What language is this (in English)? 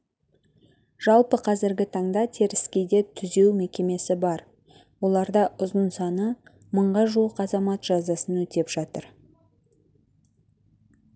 Kazakh